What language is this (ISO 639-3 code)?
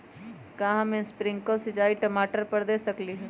mag